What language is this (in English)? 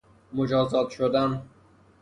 Persian